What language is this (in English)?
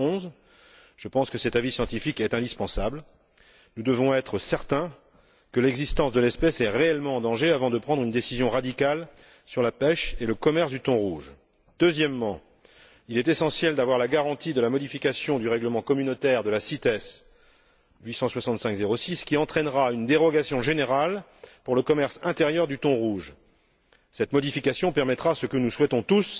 French